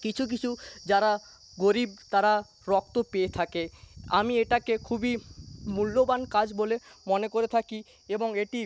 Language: Bangla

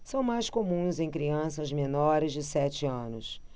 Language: Portuguese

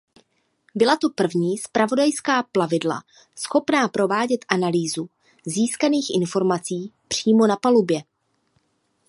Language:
Czech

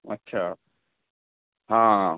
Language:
Urdu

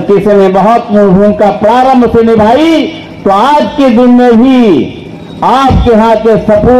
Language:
Hindi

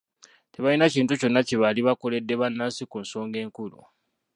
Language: Ganda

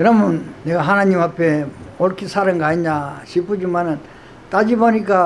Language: Korean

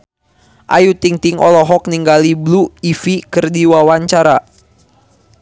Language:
Sundanese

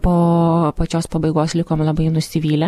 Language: Lithuanian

